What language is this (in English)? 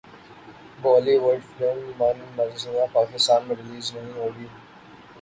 Urdu